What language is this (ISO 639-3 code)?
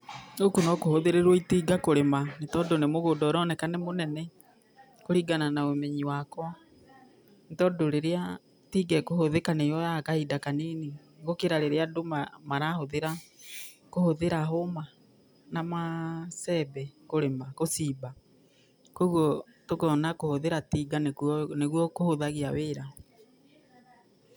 kik